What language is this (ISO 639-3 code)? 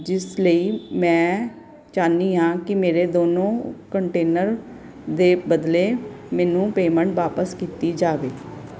pan